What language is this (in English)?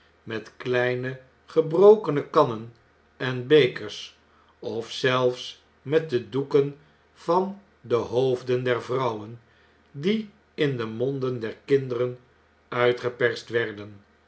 Dutch